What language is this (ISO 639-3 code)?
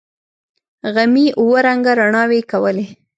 pus